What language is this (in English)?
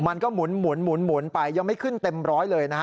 Thai